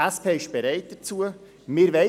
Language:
Swiss German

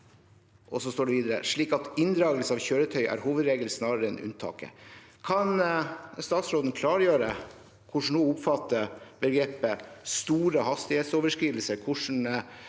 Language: Norwegian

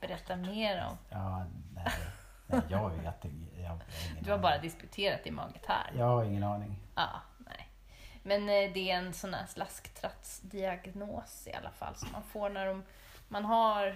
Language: Swedish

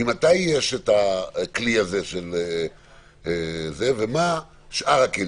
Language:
Hebrew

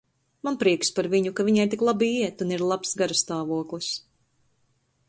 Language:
Latvian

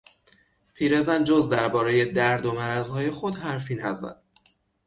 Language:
Persian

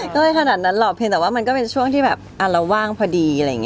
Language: Thai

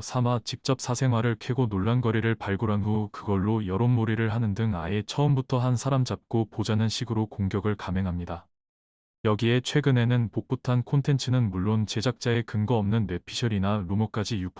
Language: Korean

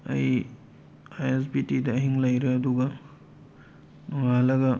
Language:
Manipuri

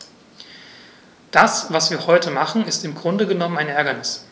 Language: German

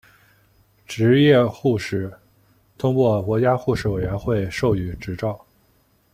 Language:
Chinese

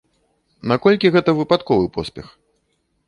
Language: Belarusian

